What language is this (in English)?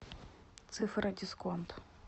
Russian